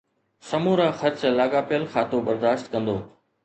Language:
Sindhi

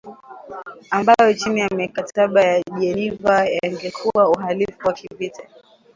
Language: Swahili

